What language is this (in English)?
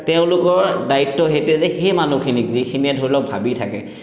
Assamese